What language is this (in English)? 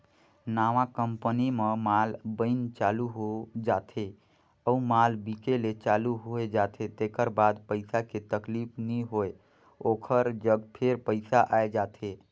Chhattisgarhi